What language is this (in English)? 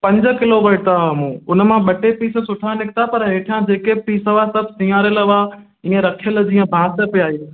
Sindhi